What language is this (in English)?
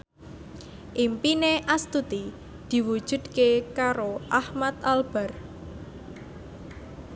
Javanese